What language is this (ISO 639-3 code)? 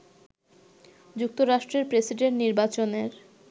ben